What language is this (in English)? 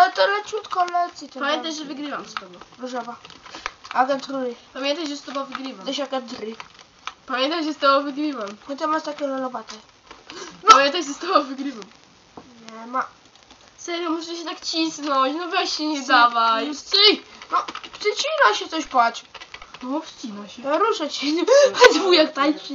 Polish